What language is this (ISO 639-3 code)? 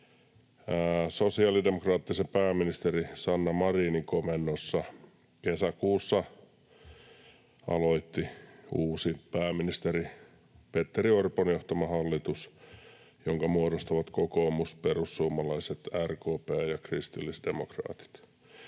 fin